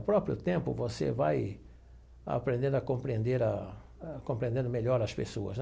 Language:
Portuguese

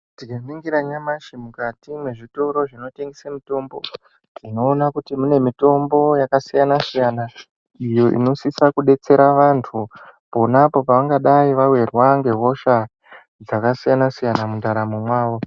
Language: Ndau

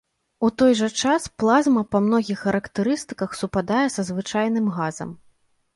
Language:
Belarusian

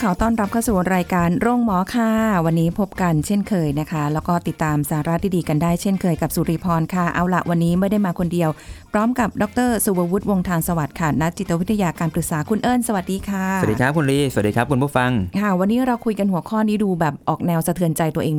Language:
Thai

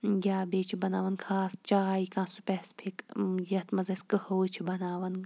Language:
Kashmiri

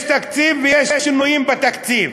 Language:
Hebrew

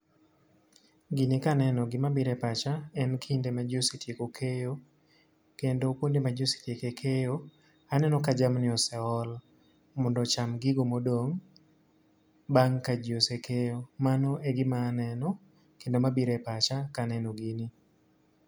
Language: Luo (Kenya and Tanzania)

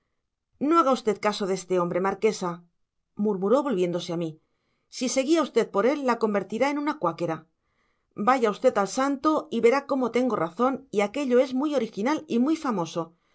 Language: Spanish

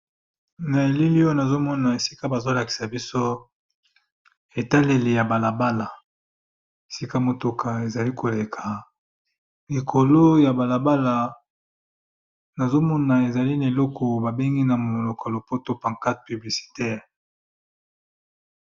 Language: Lingala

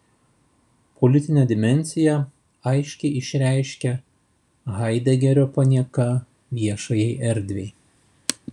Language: Lithuanian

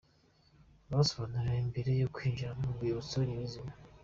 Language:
Kinyarwanda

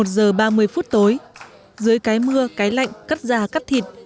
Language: Vietnamese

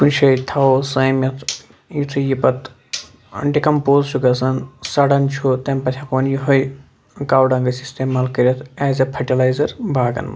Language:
Kashmiri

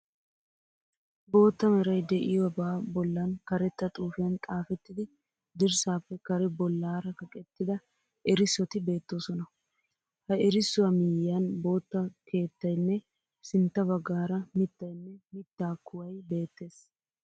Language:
Wolaytta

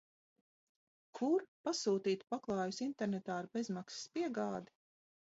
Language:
Latvian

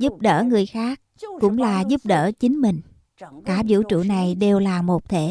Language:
Vietnamese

